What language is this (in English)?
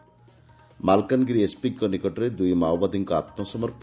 Odia